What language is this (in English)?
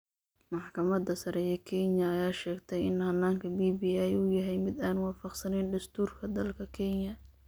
Somali